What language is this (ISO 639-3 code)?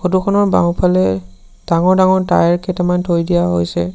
asm